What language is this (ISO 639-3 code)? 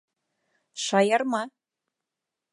bak